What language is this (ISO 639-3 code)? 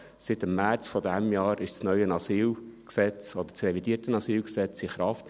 gsw